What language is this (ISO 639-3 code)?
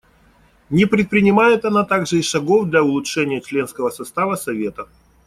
rus